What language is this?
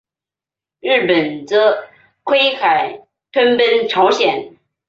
Chinese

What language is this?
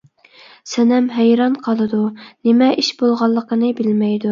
Uyghur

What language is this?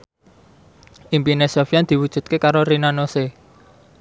Javanese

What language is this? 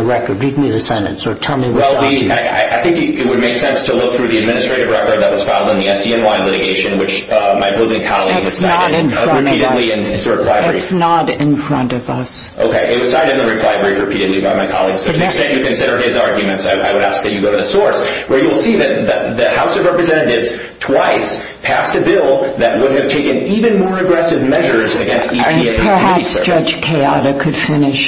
English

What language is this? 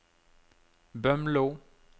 Norwegian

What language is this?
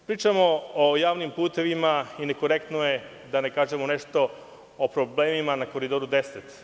Serbian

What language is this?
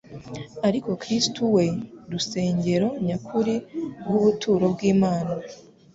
Kinyarwanda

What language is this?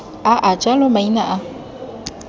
Tswana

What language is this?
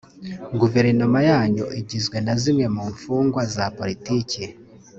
Kinyarwanda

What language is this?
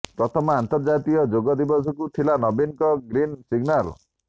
Odia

